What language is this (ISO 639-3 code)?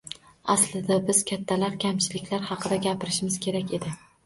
uzb